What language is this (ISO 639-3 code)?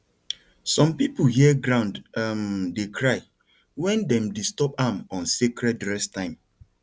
pcm